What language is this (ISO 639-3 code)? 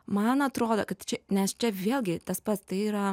lit